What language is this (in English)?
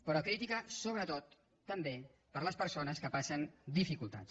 Catalan